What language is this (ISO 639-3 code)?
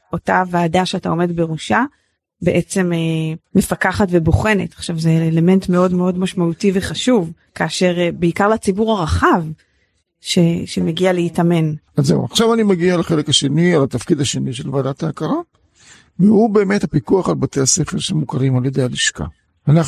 heb